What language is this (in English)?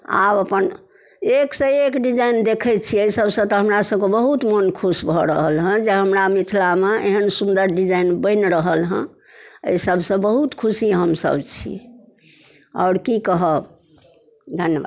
Maithili